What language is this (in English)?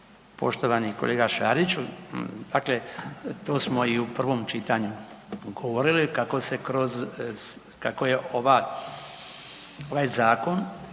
Croatian